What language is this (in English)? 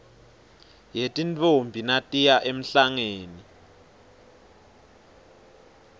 Swati